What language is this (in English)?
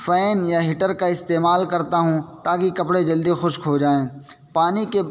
Urdu